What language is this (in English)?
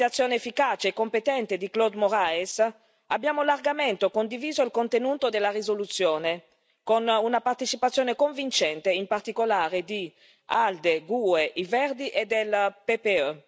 Italian